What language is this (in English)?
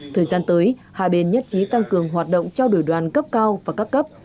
Vietnamese